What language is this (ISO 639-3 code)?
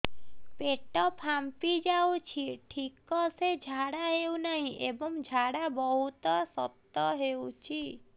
ori